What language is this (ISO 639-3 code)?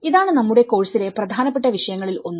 mal